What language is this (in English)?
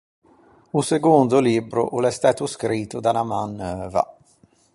Ligurian